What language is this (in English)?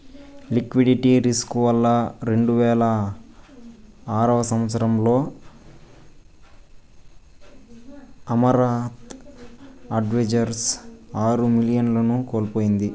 Telugu